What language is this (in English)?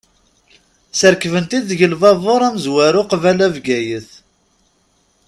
Kabyle